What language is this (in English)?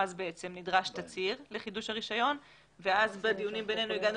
Hebrew